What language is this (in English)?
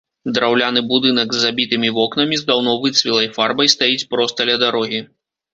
Belarusian